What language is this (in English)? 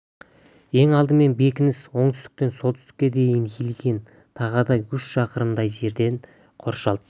Kazakh